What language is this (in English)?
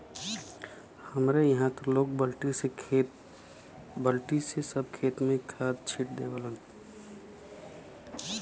Bhojpuri